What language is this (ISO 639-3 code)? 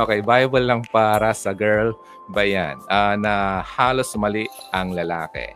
fil